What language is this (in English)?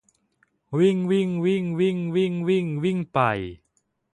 Thai